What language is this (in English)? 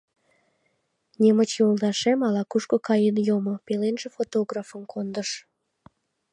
Mari